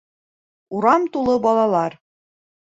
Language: Bashkir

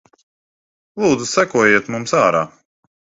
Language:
Latvian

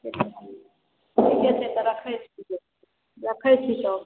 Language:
Maithili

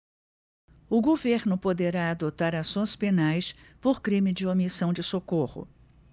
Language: Portuguese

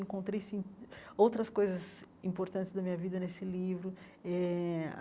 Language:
Portuguese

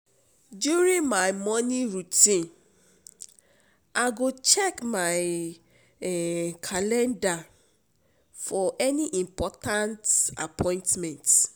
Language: Nigerian Pidgin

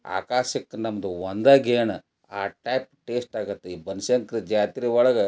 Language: Kannada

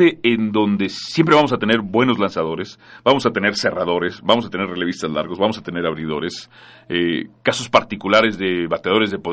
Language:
Spanish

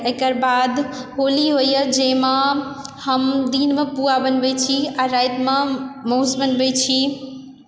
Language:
Maithili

